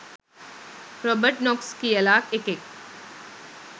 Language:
Sinhala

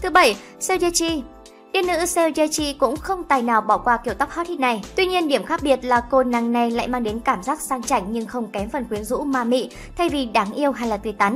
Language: Vietnamese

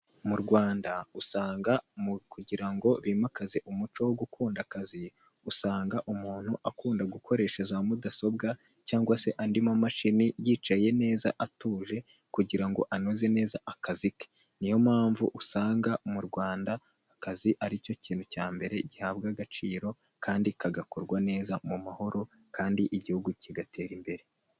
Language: Kinyarwanda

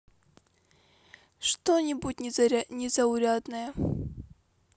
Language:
Russian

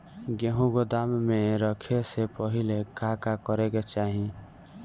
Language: Bhojpuri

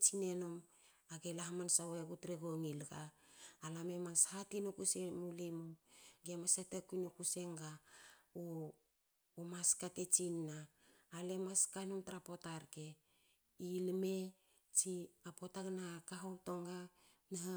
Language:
Hakö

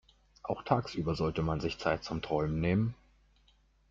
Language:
German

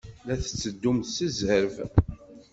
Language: Kabyle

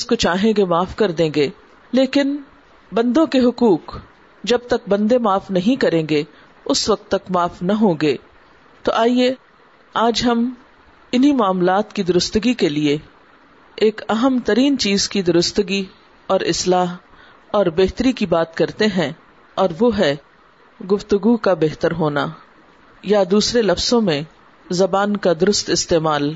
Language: Urdu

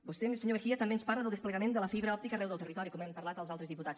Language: Catalan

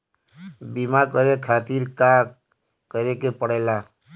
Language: Bhojpuri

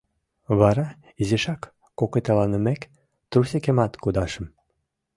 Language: Mari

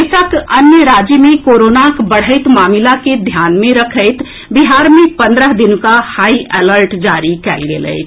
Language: Maithili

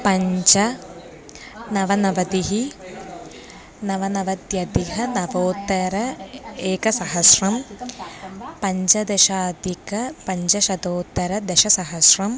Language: Sanskrit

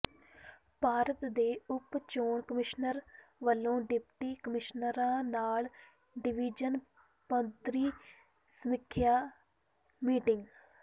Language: Punjabi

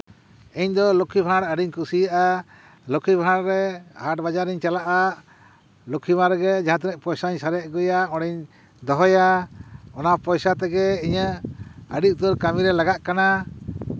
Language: Santali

